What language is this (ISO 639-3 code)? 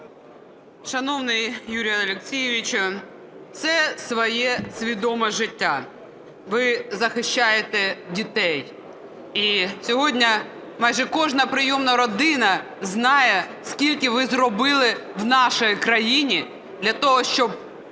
ukr